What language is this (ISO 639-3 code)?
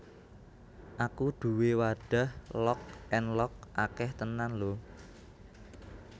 jav